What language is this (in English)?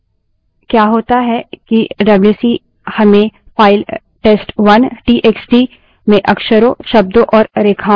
Hindi